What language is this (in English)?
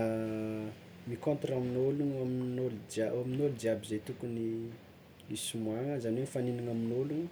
Tsimihety Malagasy